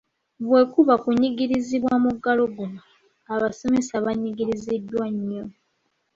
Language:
Ganda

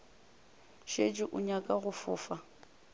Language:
Northern Sotho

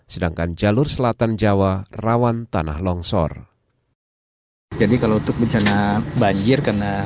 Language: Indonesian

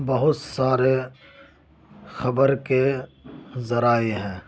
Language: Urdu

